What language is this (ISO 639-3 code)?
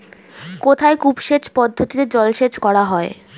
ben